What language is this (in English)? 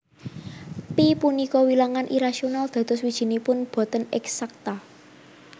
Javanese